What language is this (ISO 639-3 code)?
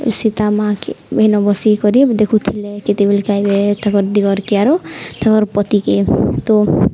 ori